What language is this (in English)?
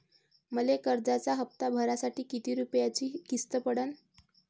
Marathi